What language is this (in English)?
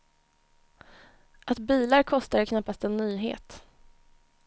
Swedish